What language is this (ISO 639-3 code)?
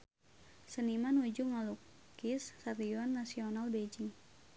sun